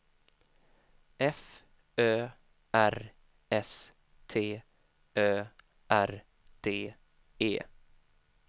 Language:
Swedish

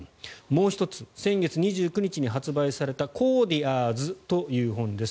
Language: Japanese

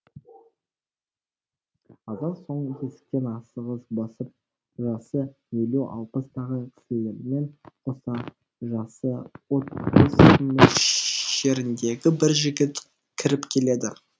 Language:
Kazakh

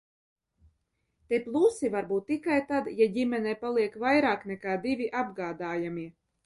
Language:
Latvian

